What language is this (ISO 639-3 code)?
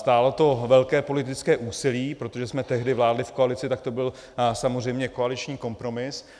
ces